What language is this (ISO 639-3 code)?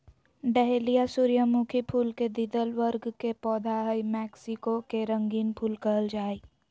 mag